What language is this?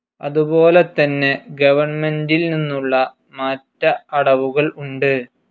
Malayalam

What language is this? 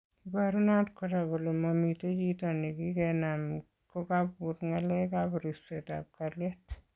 Kalenjin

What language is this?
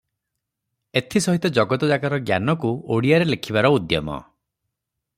Odia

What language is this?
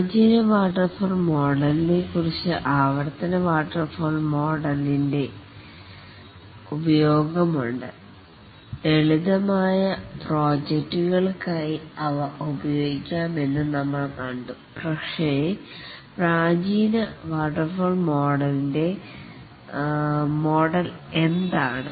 Malayalam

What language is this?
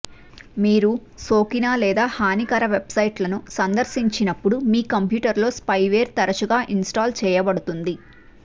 Telugu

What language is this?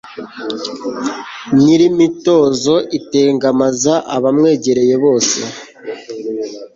Kinyarwanda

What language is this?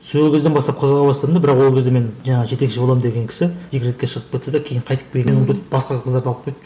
Kazakh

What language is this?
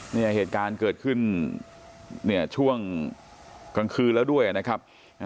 Thai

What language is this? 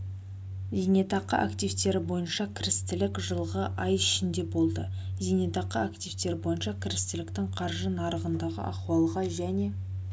Kazakh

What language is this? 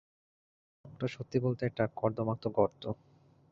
Bangla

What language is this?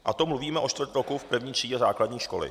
Czech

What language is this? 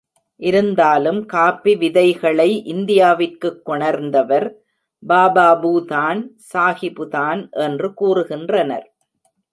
Tamil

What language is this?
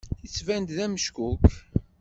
Kabyle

